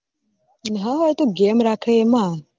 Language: Gujarati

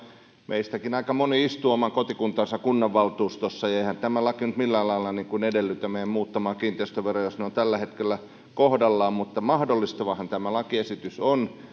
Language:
Finnish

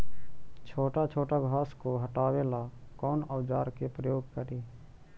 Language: Magahi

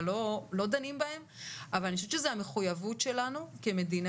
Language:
Hebrew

